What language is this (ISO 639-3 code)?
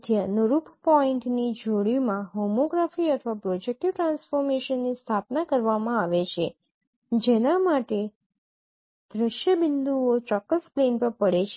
guj